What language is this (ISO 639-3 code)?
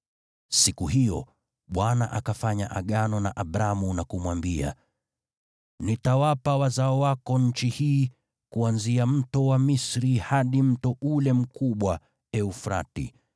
swa